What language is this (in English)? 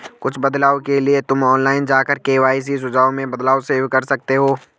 Hindi